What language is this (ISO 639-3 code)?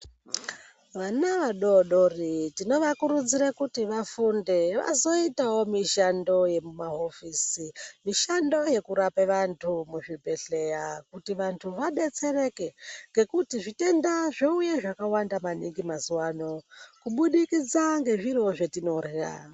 ndc